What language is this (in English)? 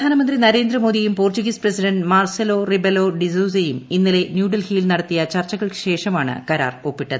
Malayalam